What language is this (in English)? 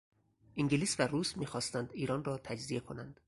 Persian